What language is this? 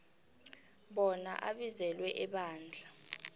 South Ndebele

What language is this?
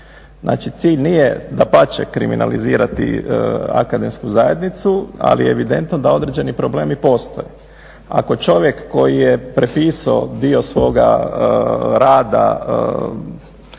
Croatian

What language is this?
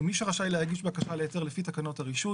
Hebrew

